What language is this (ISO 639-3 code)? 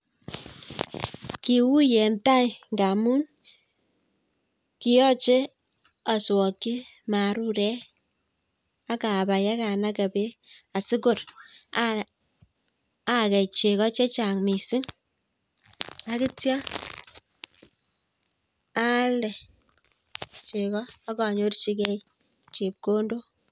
kln